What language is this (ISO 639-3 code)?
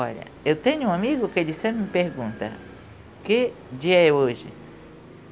por